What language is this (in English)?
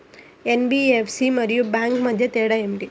Telugu